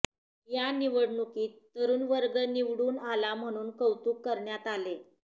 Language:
Marathi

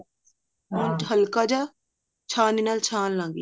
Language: Punjabi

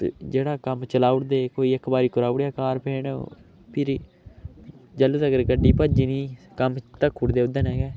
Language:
Dogri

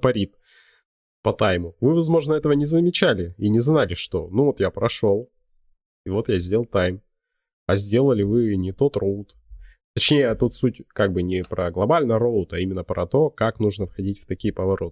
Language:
Russian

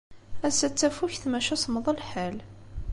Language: Kabyle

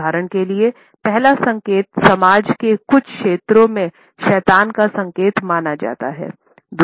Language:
Hindi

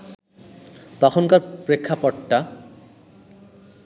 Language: Bangla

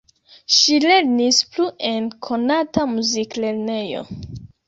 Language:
Esperanto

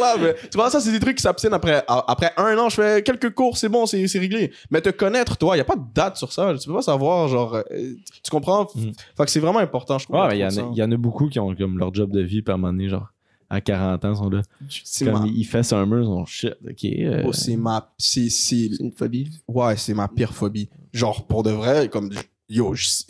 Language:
French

